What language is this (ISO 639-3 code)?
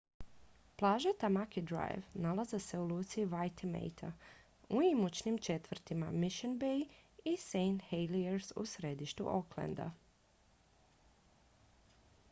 hrv